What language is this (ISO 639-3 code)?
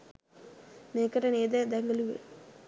sin